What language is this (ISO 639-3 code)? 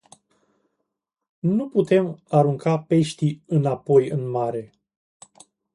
ron